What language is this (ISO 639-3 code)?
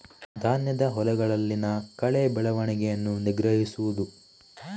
kan